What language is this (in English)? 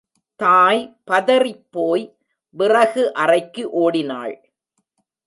Tamil